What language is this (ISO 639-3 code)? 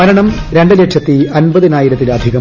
mal